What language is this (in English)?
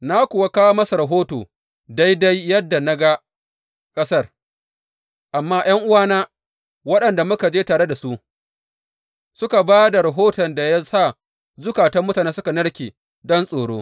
Hausa